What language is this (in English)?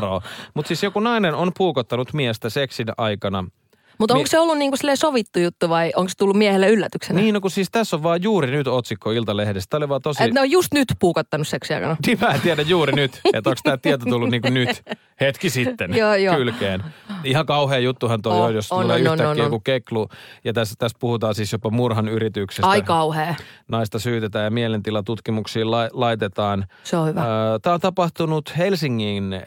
Finnish